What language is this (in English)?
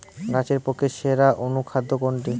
Bangla